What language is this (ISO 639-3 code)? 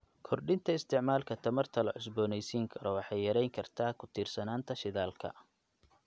som